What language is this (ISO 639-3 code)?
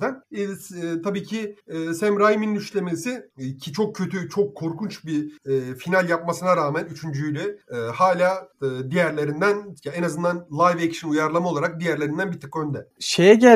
tur